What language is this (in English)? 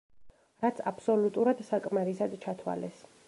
Georgian